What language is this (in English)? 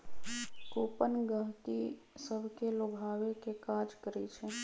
Magahi